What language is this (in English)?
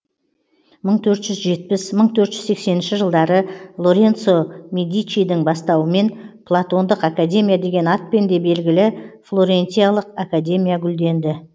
Kazakh